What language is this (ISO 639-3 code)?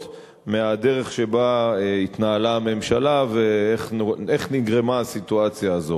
heb